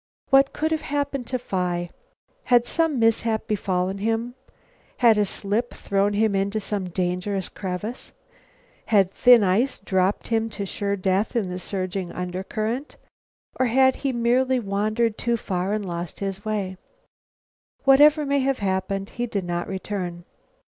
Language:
English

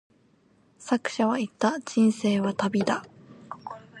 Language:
Japanese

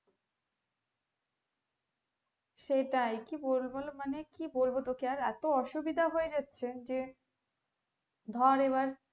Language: Bangla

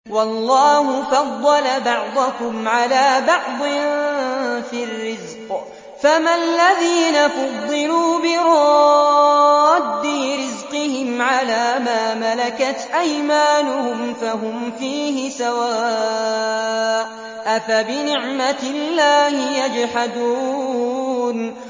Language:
Arabic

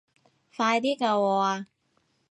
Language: Cantonese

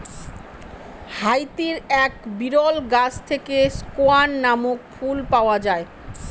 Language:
Bangla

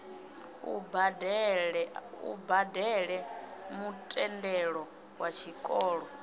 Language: Venda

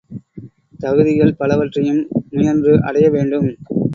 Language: Tamil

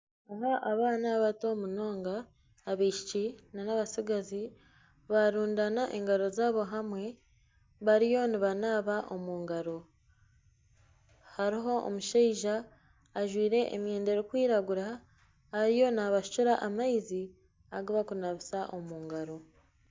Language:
Nyankole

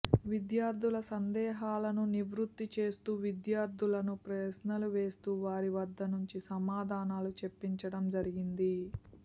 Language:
Telugu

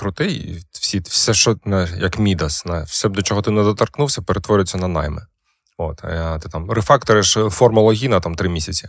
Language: Ukrainian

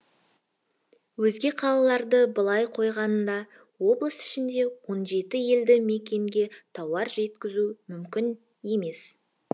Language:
Kazakh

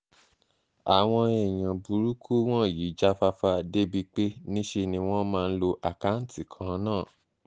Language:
Yoruba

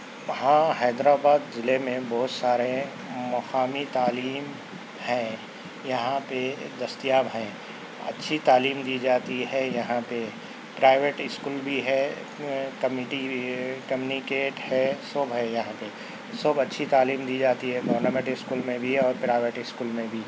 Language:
Urdu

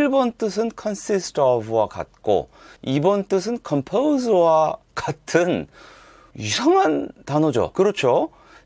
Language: Korean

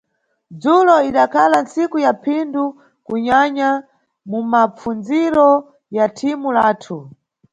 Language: Nyungwe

